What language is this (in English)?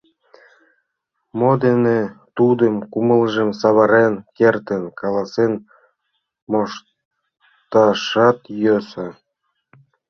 Mari